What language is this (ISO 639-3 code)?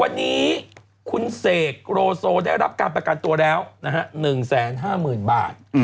tha